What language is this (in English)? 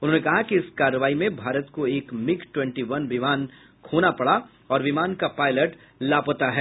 Hindi